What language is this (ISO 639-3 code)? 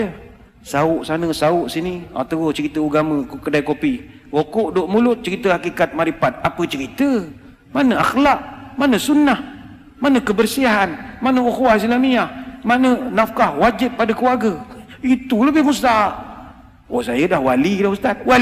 msa